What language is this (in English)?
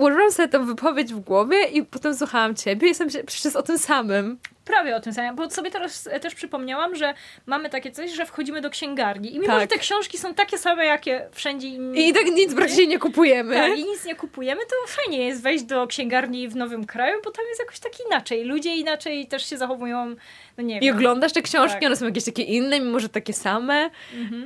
Polish